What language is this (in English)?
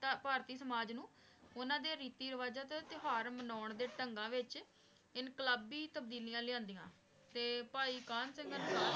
Punjabi